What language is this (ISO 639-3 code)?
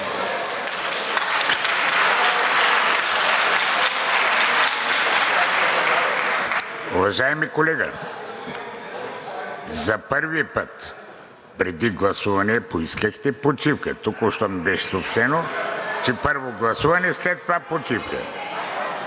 bul